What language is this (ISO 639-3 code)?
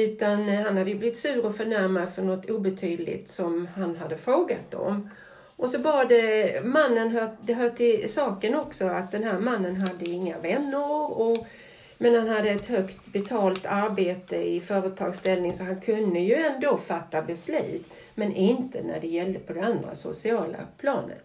swe